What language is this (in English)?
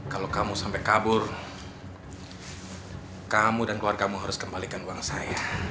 Indonesian